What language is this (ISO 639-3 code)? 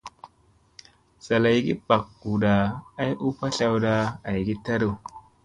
mse